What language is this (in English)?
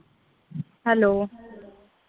Marathi